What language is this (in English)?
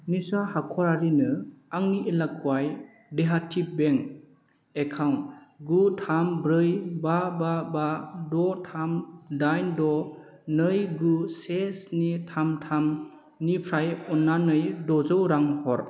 Bodo